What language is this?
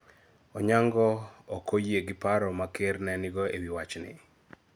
Luo (Kenya and Tanzania)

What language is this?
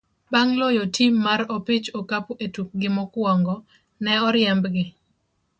Luo (Kenya and Tanzania)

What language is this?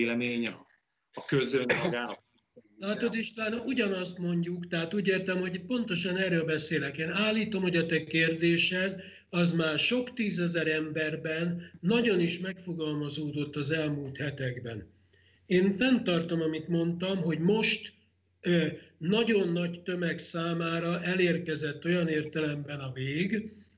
Hungarian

